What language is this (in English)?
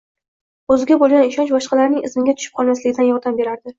Uzbek